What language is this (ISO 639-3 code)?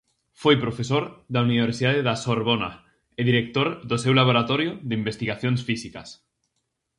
glg